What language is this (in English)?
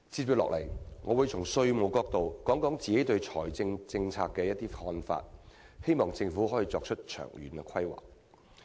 Cantonese